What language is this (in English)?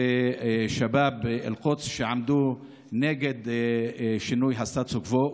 Hebrew